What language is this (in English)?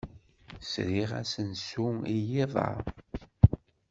Kabyle